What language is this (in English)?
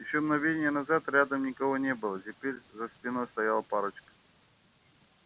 Russian